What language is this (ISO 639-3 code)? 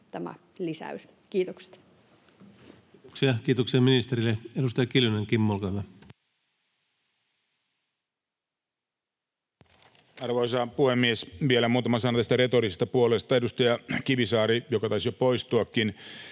fin